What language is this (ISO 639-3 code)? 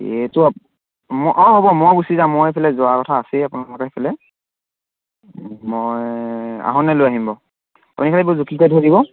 asm